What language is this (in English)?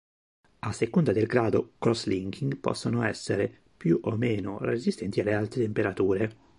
Italian